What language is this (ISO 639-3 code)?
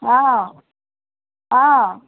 asm